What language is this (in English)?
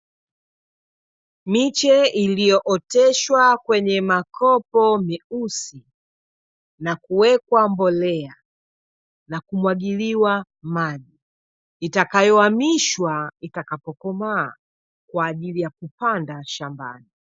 Swahili